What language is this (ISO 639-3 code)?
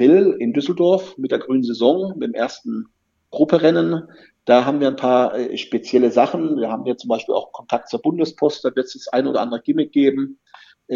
deu